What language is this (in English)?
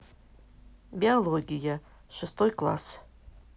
Russian